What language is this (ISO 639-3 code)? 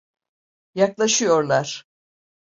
tur